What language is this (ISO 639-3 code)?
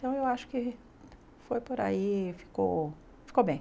por